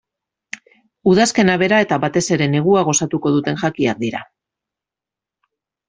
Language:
Basque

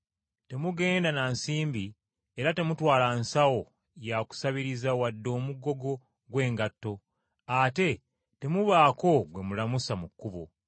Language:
Ganda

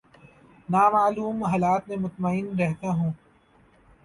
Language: Urdu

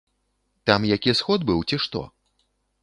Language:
Belarusian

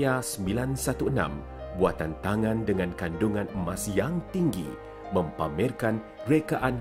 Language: Malay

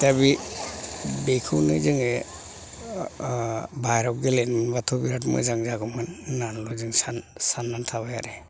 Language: Bodo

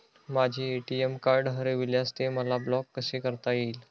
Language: Marathi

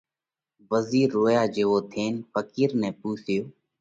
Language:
Parkari Koli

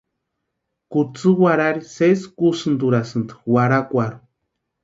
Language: Western Highland Purepecha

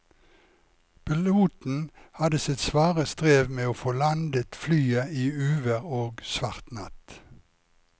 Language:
Norwegian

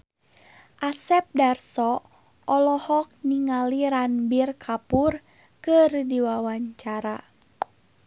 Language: Sundanese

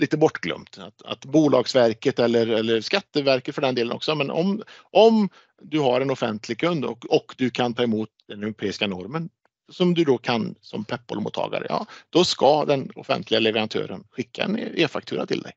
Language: Swedish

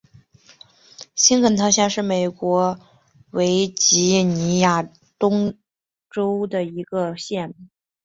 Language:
Chinese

